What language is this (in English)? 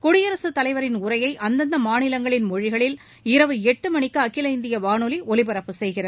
Tamil